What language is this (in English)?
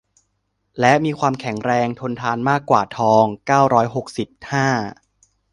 Thai